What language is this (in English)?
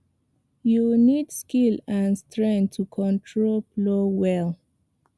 Nigerian Pidgin